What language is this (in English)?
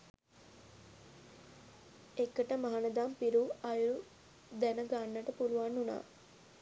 Sinhala